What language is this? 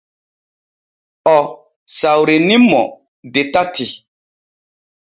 Borgu Fulfulde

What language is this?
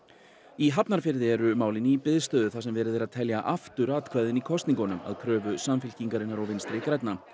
Icelandic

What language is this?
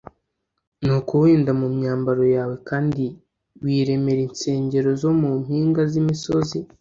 Kinyarwanda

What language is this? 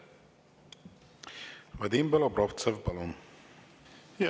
Estonian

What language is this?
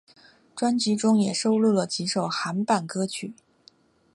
Chinese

